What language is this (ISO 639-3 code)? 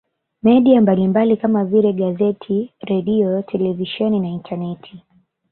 swa